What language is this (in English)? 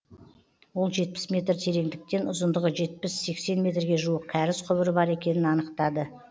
Kazakh